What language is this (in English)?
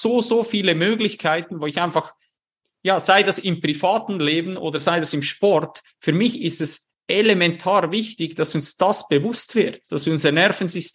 German